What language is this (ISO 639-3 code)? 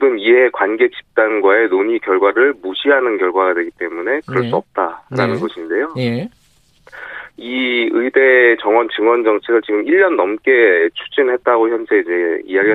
kor